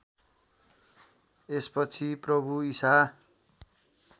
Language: Nepali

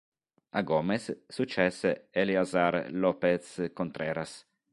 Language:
Italian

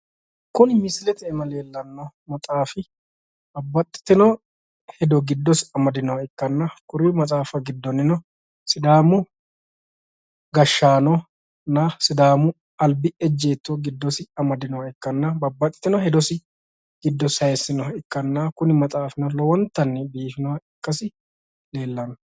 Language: Sidamo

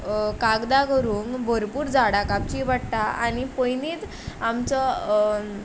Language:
Konkani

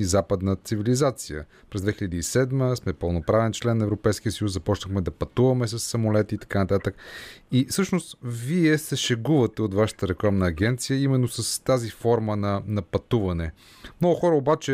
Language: Bulgarian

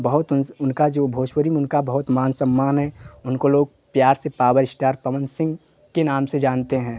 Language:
Hindi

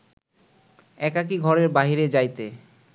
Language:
Bangla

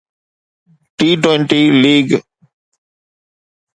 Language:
Sindhi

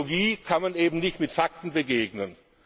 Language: German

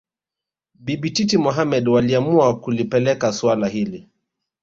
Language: Swahili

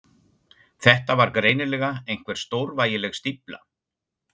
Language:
Icelandic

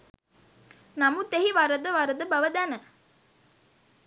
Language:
Sinhala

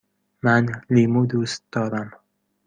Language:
Persian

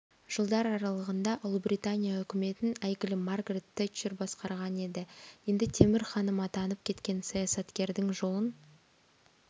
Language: Kazakh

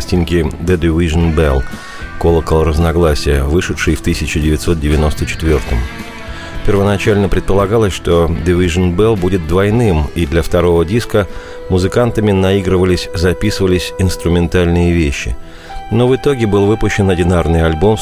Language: Russian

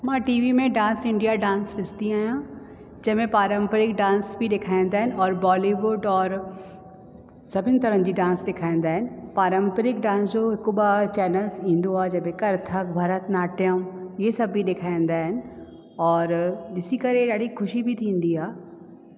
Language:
Sindhi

